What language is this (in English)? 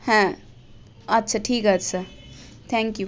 Bangla